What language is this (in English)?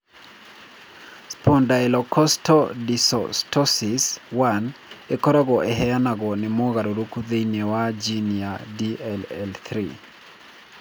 Kikuyu